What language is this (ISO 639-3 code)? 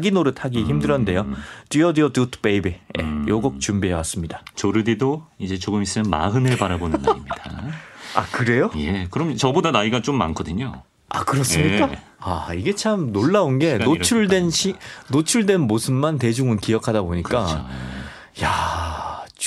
kor